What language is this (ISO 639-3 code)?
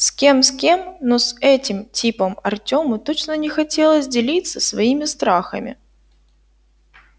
rus